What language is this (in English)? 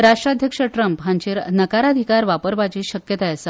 Konkani